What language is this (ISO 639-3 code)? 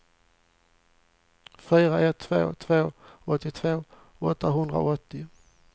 swe